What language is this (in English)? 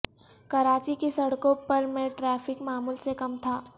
Urdu